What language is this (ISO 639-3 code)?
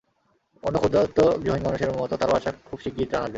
ben